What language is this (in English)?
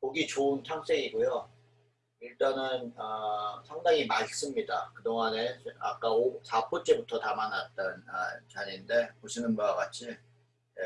Korean